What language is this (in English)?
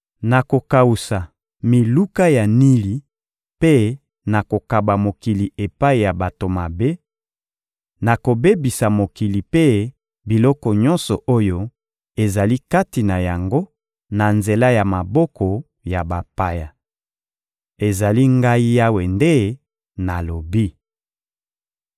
Lingala